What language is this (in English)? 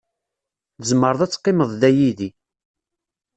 Kabyle